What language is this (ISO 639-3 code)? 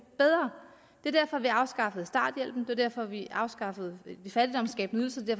dan